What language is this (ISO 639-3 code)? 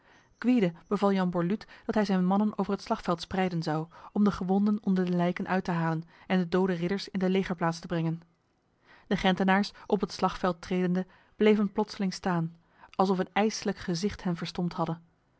nld